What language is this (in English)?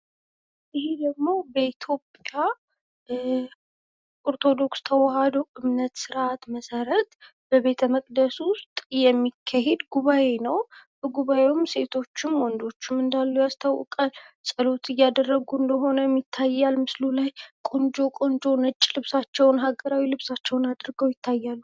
Amharic